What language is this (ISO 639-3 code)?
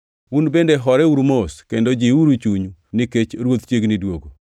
luo